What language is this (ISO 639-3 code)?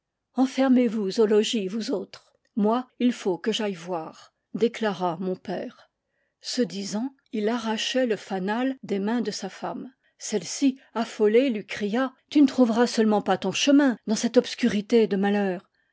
fra